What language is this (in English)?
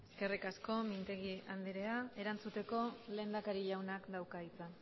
Basque